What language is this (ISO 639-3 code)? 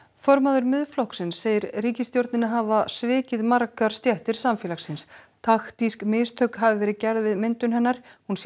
isl